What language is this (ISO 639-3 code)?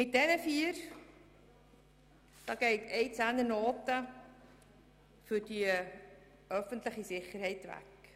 gsw